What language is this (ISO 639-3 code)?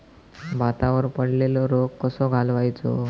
mar